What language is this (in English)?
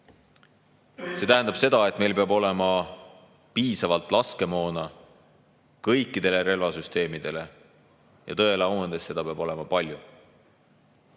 Estonian